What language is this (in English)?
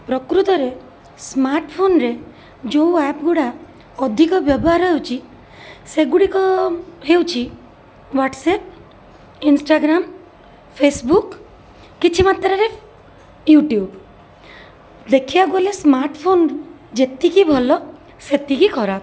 Odia